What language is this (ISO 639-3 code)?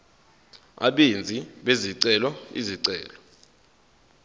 zul